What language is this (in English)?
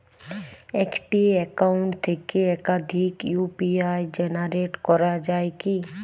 Bangla